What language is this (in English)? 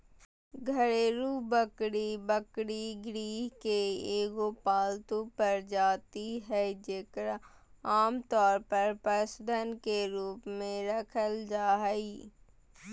Magahi